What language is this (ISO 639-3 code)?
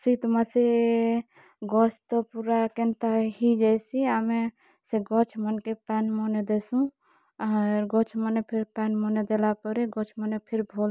ori